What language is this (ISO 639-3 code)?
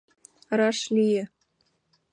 chm